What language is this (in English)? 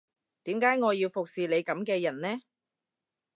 Cantonese